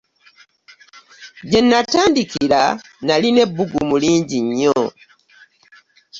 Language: Ganda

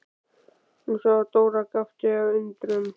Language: Icelandic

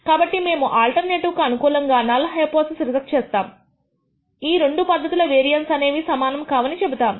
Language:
Telugu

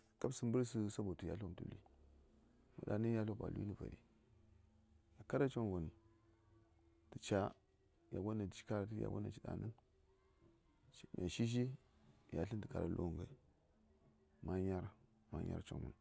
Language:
Saya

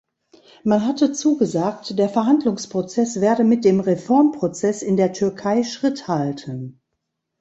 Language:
German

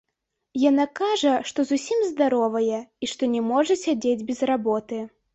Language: Belarusian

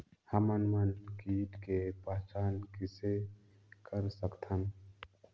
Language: Chhattisgarhi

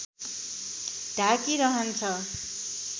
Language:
Nepali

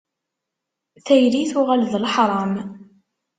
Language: Kabyle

